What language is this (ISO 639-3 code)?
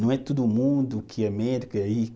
por